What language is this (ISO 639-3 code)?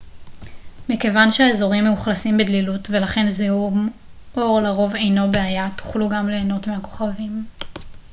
heb